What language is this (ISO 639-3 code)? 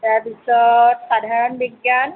asm